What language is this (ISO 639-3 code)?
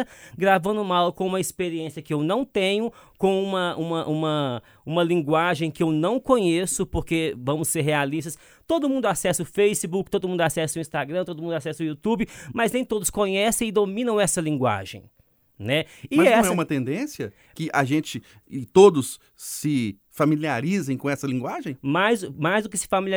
por